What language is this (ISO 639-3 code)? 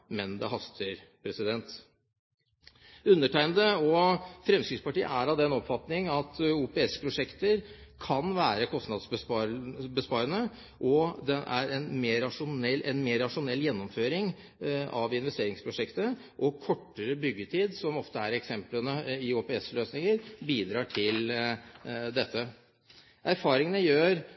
nob